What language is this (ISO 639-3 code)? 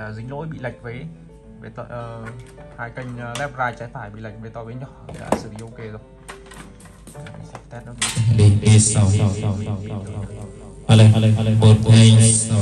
vie